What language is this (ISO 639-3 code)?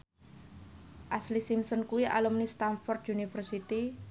jav